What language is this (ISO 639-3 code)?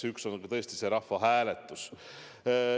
est